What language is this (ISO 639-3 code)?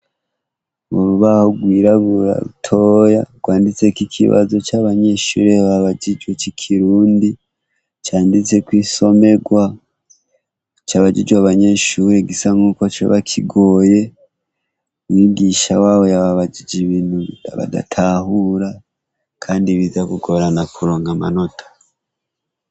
run